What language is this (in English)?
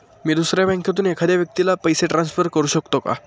Marathi